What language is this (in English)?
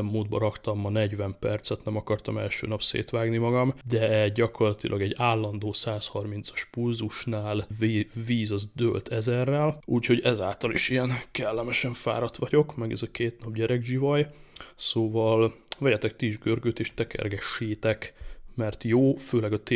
Hungarian